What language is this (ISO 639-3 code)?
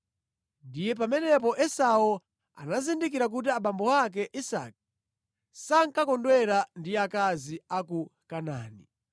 nya